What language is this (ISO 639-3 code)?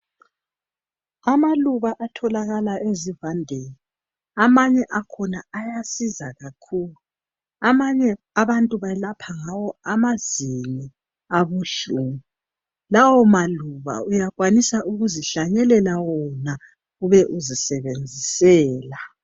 nde